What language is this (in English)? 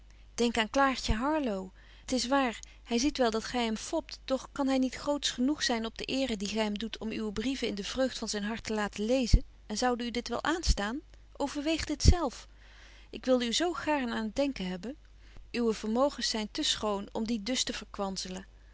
Dutch